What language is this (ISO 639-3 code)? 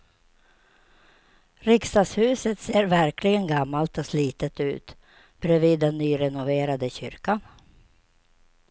swe